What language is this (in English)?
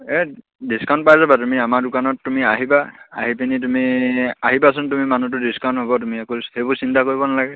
Assamese